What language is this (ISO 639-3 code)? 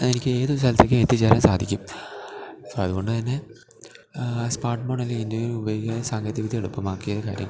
mal